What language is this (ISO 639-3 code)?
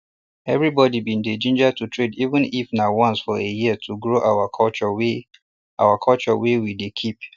pcm